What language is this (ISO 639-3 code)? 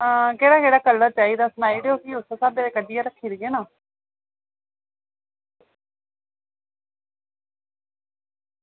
doi